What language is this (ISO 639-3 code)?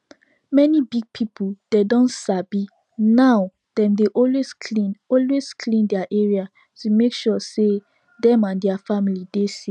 pcm